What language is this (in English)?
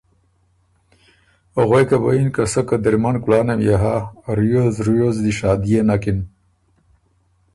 Ormuri